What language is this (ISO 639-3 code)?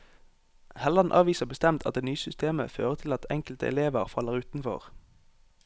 nor